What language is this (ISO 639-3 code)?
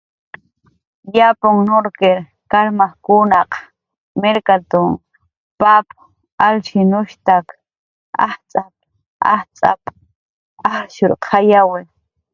jqr